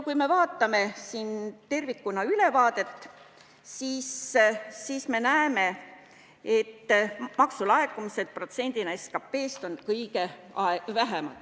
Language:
Estonian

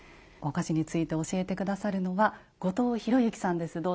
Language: Japanese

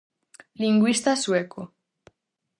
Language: Galician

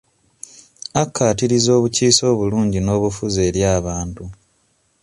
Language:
Ganda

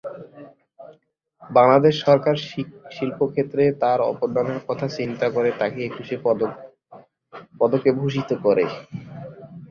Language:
Bangla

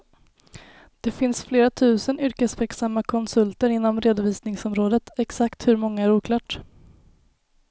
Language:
Swedish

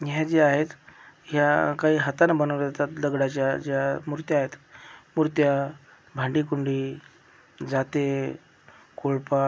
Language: Marathi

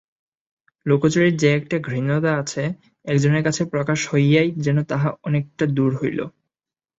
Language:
Bangla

